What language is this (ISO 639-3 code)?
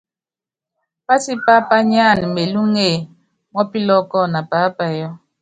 yav